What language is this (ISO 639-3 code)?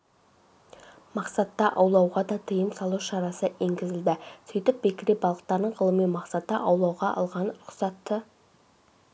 kaz